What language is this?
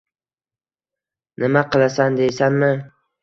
Uzbek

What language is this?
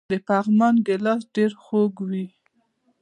Pashto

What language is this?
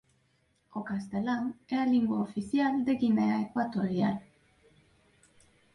Galician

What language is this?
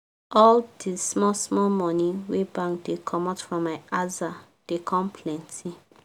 Nigerian Pidgin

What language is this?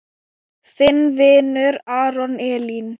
Icelandic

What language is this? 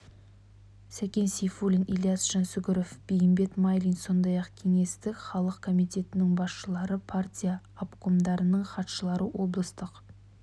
Kazakh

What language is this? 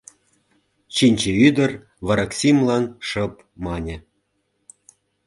Mari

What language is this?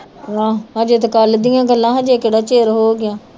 Punjabi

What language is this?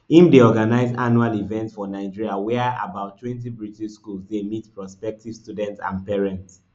Nigerian Pidgin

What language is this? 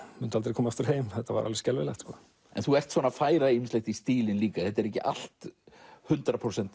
Icelandic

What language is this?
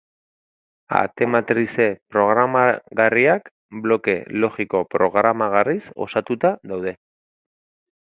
Basque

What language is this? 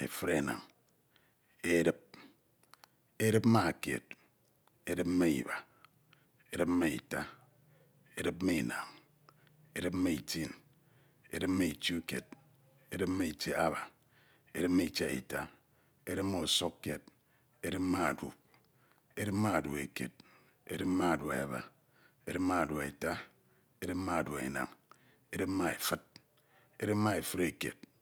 Ito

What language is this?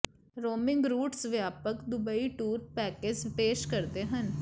Punjabi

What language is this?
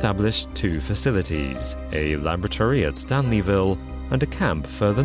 Swedish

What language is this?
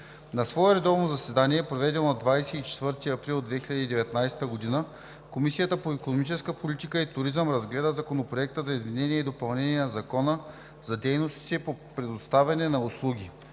Bulgarian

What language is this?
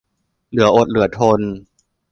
Thai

